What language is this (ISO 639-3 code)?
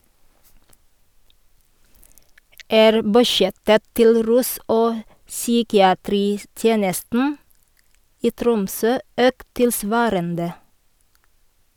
nor